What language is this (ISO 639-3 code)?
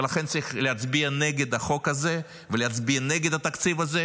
heb